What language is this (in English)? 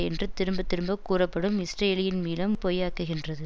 Tamil